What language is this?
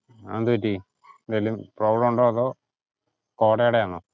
Malayalam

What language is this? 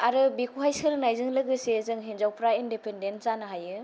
Bodo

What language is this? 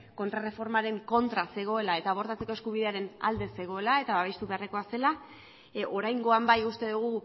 Basque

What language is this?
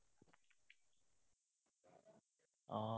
Assamese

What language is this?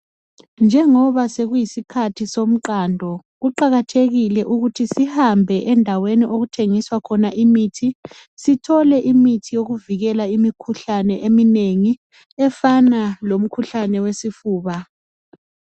North Ndebele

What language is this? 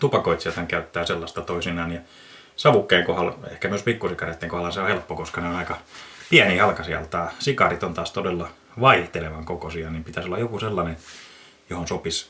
Finnish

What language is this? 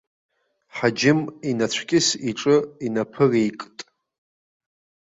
Abkhazian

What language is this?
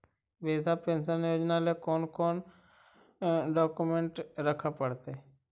Magahi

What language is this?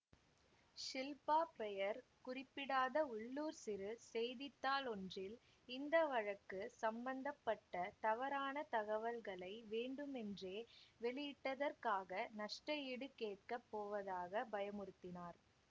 Tamil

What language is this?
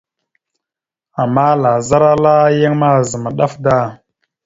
Mada (Cameroon)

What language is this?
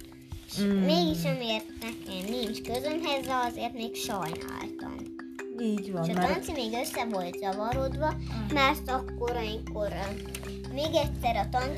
Hungarian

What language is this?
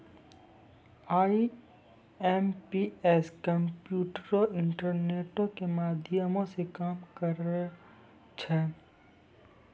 Maithili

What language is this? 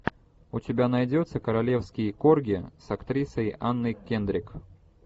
Russian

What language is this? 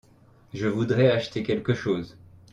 French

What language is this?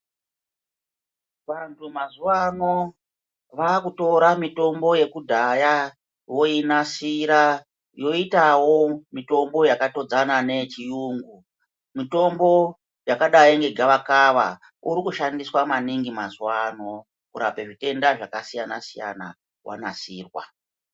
Ndau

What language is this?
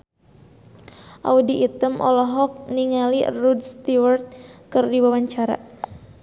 Sundanese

